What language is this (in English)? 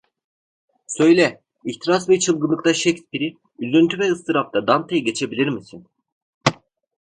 Turkish